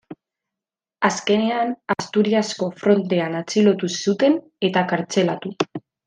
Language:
Basque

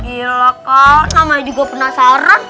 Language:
Indonesian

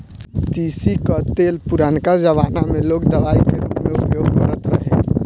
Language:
Bhojpuri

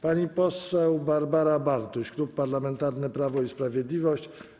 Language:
Polish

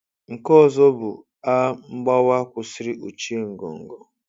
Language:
Igbo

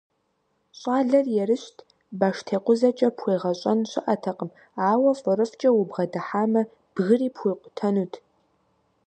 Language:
Kabardian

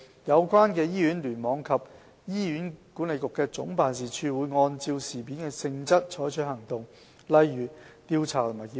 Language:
Cantonese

